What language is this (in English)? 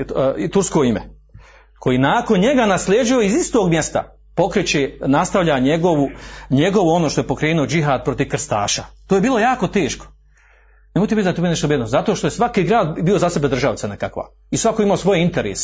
Croatian